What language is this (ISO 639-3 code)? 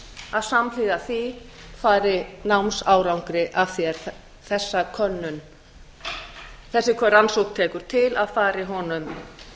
isl